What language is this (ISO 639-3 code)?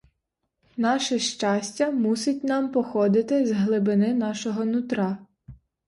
ukr